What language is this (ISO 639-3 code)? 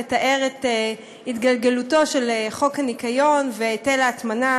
heb